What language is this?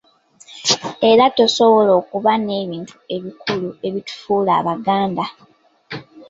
Ganda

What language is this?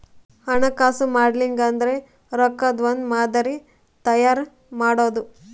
Kannada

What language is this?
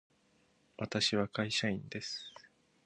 Japanese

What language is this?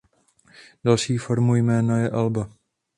Czech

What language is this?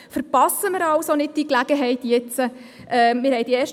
Swiss German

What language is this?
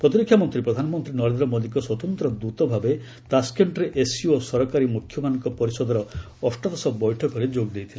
Odia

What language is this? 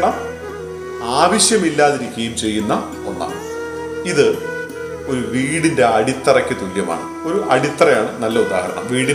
Malayalam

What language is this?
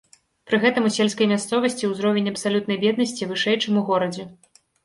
Belarusian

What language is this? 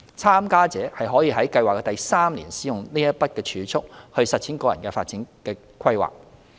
Cantonese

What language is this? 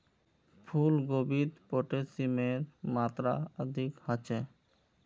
Magahi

